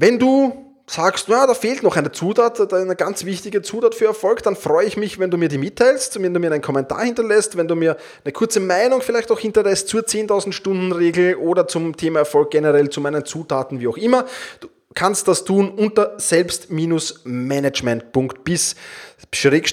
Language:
German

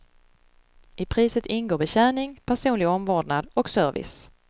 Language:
Swedish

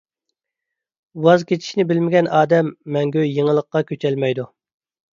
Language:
Uyghur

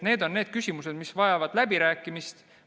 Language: Estonian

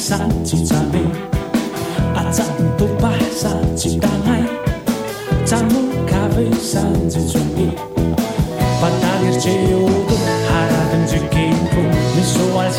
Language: Chinese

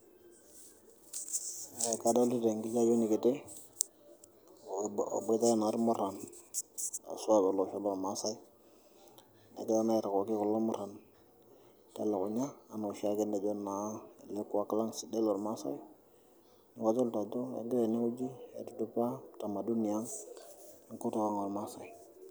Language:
Masai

